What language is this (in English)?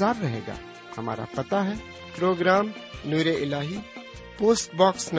Urdu